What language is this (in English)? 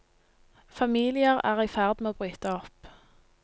Norwegian